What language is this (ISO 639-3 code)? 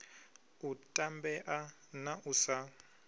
ven